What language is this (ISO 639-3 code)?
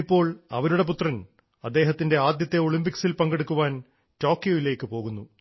mal